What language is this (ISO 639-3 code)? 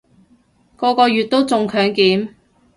yue